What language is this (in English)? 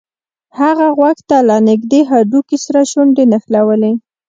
Pashto